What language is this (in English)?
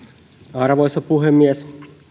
Finnish